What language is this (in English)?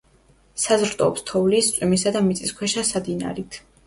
Georgian